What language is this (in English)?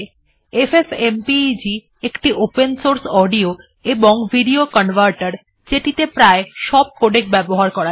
Bangla